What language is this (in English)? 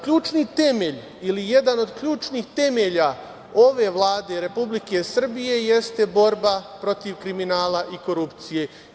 Serbian